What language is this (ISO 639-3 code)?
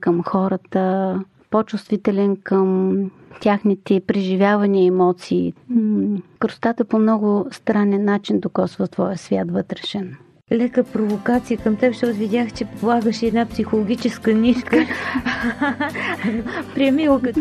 bul